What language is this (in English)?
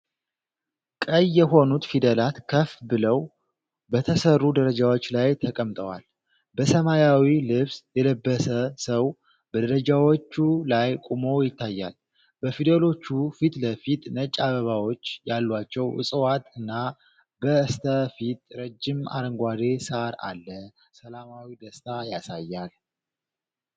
Amharic